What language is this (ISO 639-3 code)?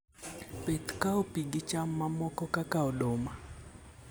luo